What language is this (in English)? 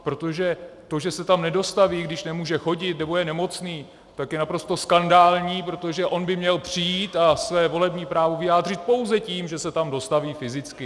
Czech